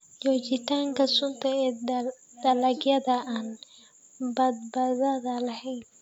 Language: Somali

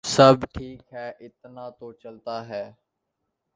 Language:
Urdu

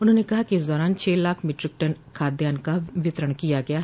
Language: Hindi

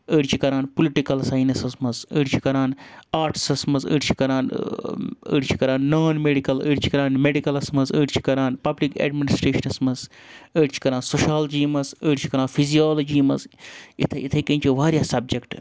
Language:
Kashmiri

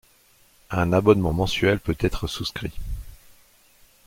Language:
French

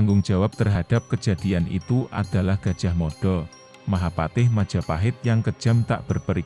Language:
Indonesian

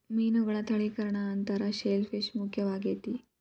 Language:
Kannada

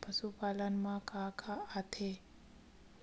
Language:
Chhattisgarhi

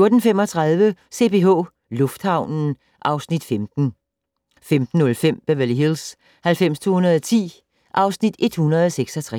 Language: Danish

